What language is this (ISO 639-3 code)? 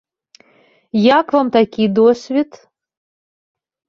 bel